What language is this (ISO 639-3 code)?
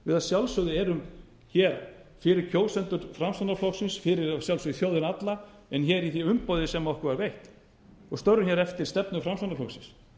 isl